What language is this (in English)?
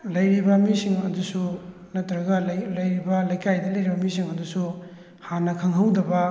Manipuri